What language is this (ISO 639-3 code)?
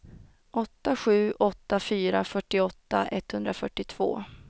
swe